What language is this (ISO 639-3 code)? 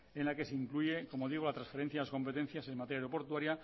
spa